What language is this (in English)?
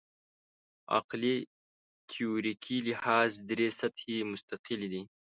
Pashto